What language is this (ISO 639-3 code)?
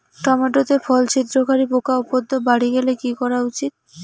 ben